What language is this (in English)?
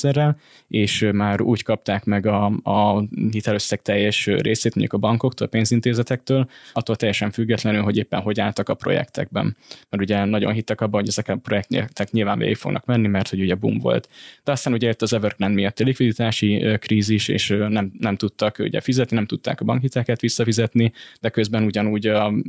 Hungarian